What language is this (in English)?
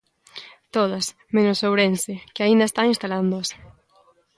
Galician